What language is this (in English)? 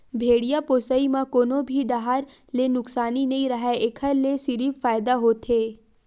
Chhattisgarhi